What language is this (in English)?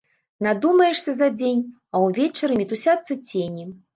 Belarusian